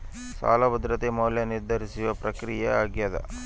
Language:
Kannada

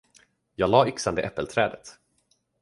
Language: Swedish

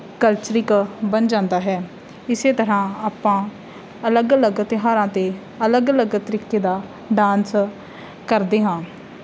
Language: Punjabi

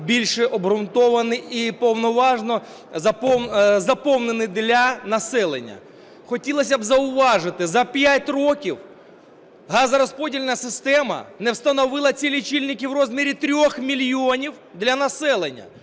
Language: Ukrainian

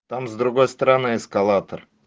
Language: Russian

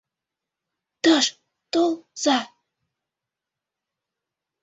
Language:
Mari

